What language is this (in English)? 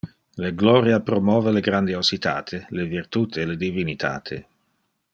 Interlingua